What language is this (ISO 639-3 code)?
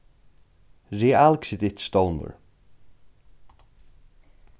fao